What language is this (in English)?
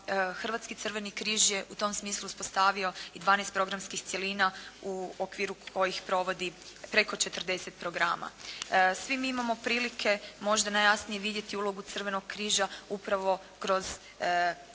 Croatian